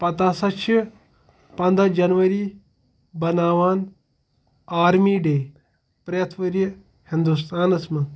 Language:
Kashmiri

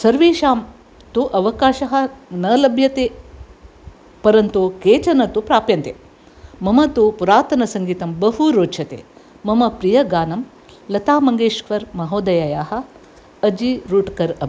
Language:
Sanskrit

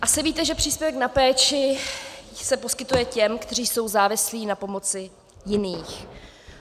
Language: Czech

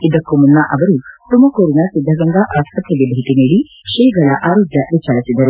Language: Kannada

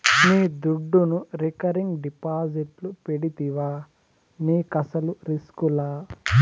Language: Telugu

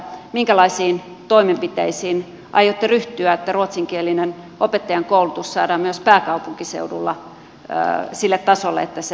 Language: Finnish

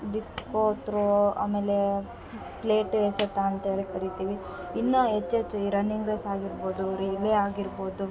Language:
Kannada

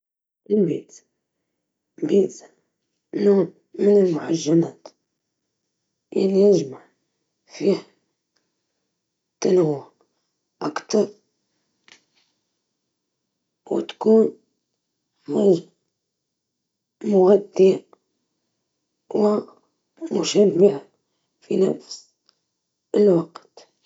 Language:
Libyan Arabic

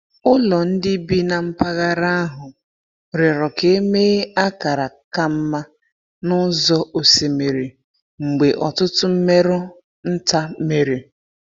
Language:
Igbo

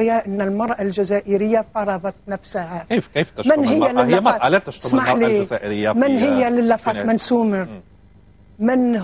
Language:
Arabic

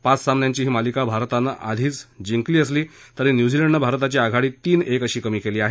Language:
Marathi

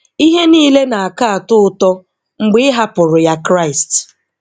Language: Igbo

